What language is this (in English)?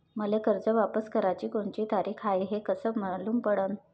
Marathi